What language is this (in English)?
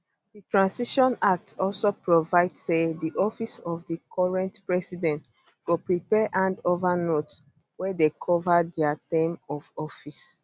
Nigerian Pidgin